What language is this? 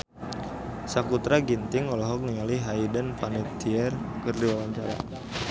Sundanese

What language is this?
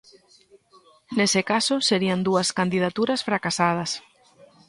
Galician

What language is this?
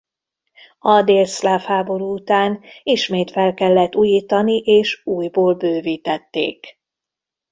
Hungarian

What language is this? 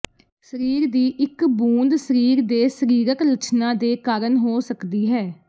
Punjabi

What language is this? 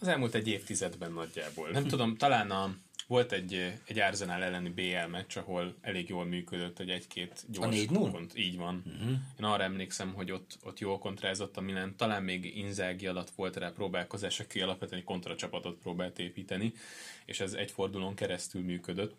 Hungarian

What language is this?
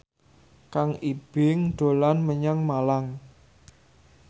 Javanese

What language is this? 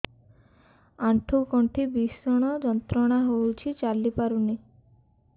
Odia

